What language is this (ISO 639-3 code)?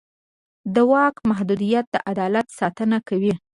pus